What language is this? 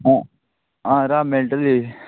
Konkani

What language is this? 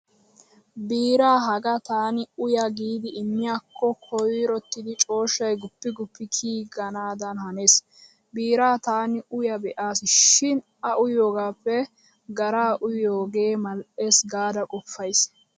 Wolaytta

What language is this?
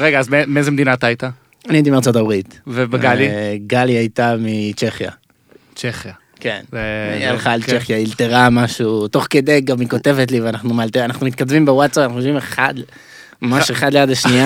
Hebrew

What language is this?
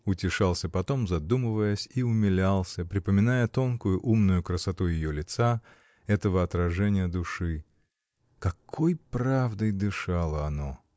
Russian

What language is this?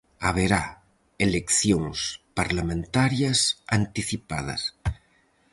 Galician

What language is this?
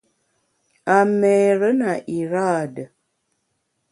Bamun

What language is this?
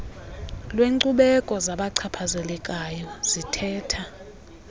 Xhosa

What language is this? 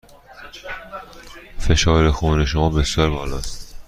Persian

